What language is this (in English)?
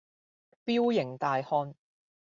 Cantonese